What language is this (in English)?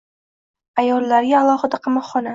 Uzbek